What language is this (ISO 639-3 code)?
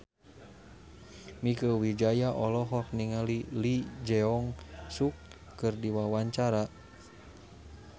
sun